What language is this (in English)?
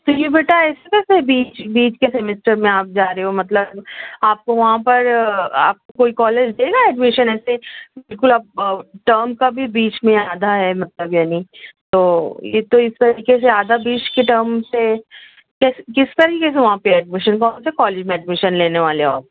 Urdu